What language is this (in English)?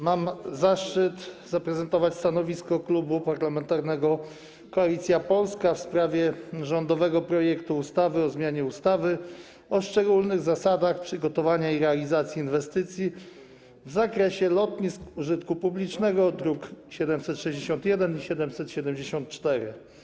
Polish